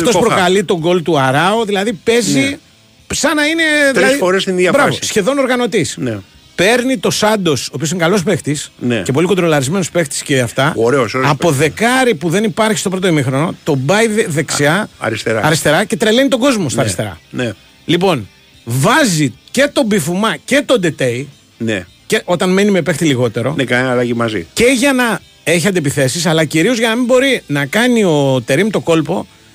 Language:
Greek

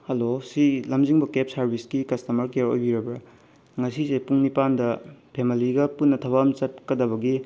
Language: Manipuri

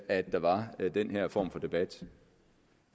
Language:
Danish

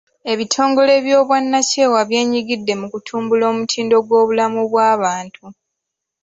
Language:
Ganda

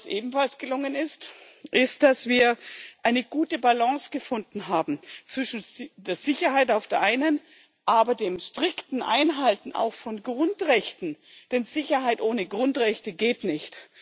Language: German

